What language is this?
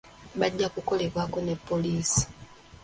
Ganda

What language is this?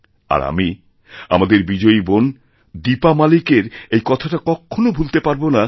Bangla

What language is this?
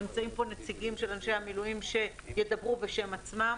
Hebrew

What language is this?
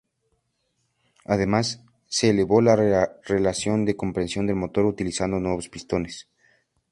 Spanish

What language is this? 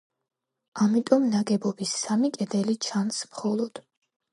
Georgian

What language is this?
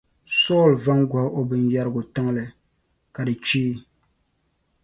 Dagbani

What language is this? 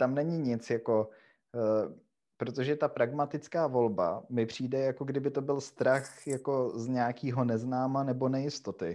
Czech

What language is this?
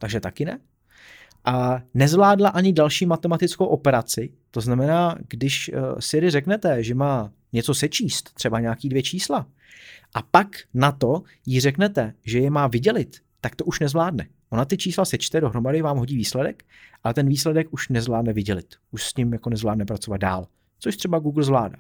Czech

